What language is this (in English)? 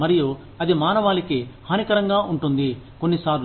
Telugu